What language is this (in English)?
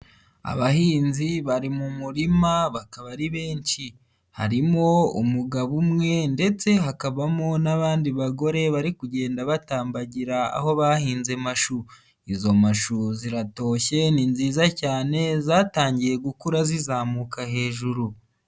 Kinyarwanda